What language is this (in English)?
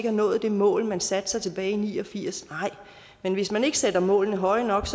Danish